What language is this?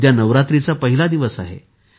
Marathi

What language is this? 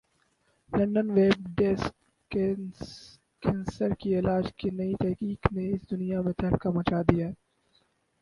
Urdu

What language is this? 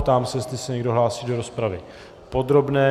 Czech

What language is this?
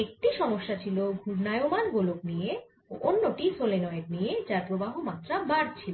Bangla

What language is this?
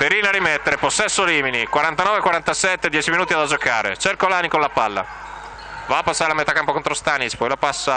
Italian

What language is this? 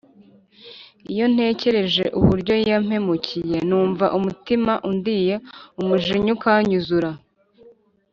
Kinyarwanda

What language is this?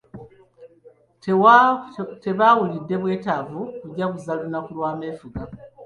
Ganda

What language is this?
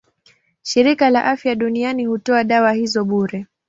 Swahili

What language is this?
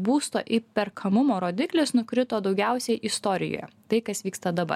Lithuanian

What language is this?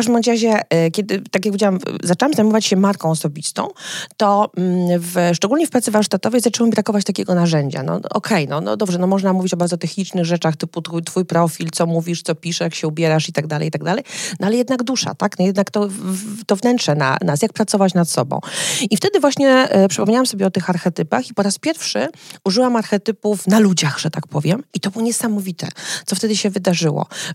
Polish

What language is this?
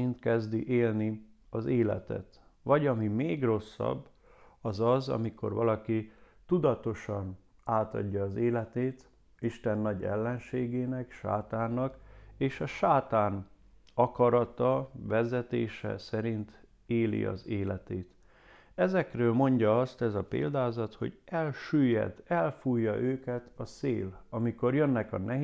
Hungarian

